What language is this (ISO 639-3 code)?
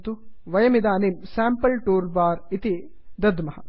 san